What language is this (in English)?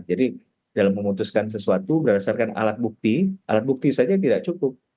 Indonesian